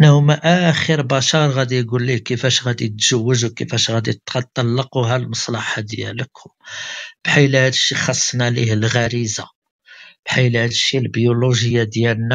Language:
Arabic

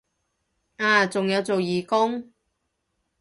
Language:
Cantonese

